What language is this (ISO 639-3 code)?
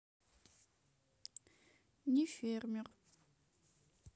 rus